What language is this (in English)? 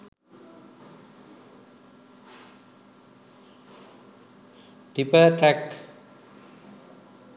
Sinhala